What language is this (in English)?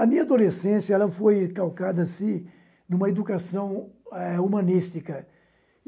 Portuguese